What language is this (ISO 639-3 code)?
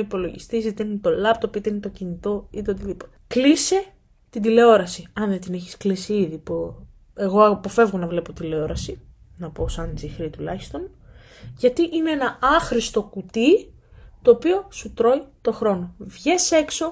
ell